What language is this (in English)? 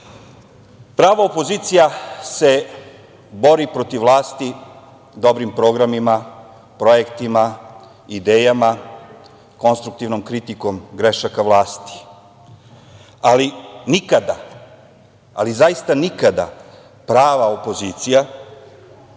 Serbian